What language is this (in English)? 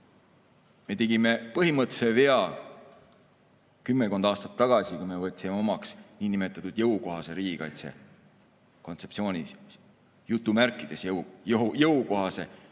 Estonian